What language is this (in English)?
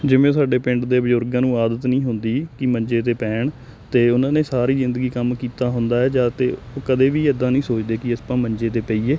Punjabi